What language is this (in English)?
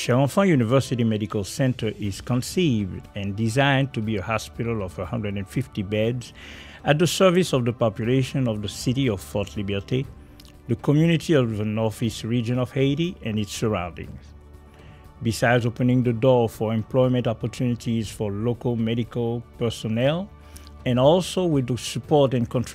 English